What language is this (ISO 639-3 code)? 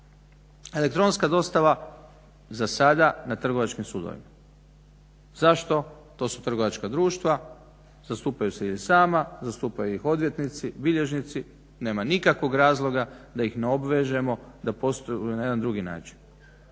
hrv